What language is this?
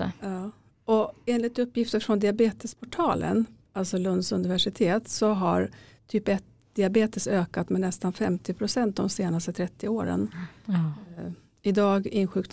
Swedish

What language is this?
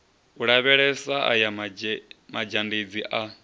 Venda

